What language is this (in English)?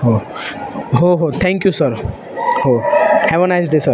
Marathi